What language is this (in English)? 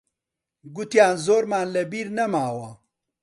Central Kurdish